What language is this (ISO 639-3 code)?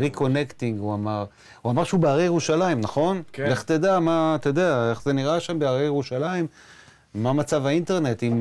heb